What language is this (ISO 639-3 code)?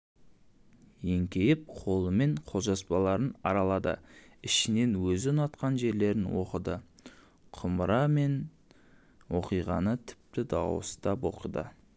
kaz